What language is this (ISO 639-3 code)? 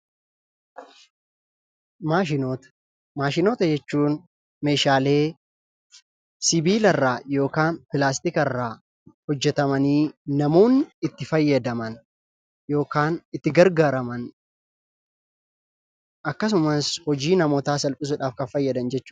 orm